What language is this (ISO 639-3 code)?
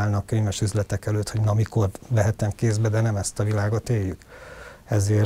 hun